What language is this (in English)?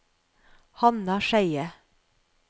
Norwegian